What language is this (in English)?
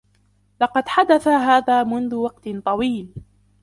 Arabic